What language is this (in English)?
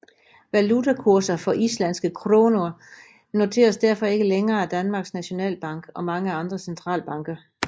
Danish